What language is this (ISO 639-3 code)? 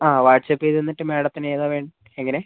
mal